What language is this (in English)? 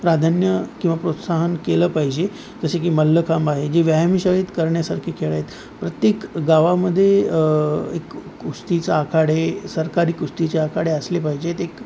Marathi